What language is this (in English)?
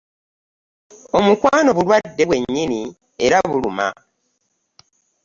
Ganda